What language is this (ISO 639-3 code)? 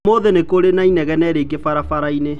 kik